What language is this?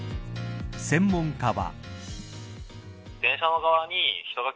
Japanese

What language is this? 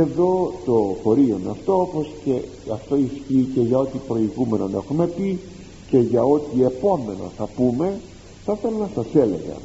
Greek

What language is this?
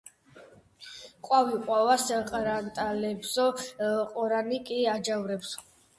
Georgian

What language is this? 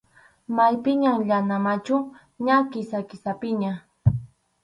Arequipa-La Unión Quechua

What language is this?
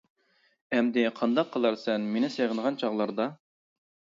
Uyghur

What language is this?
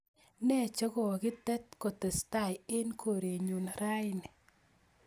Kalenjin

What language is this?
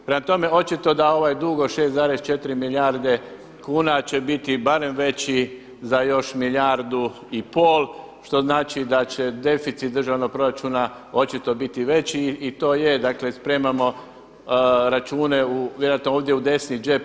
Croatian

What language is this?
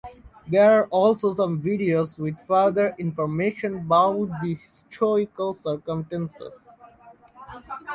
English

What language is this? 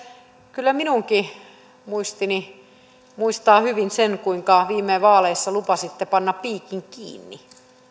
Finnish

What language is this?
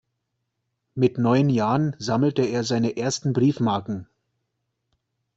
German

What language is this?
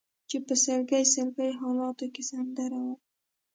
Pashto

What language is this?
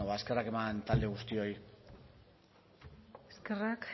Basque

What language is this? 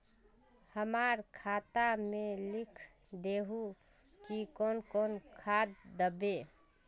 Magahi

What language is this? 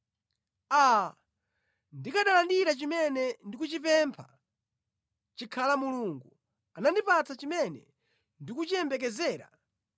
Nyanja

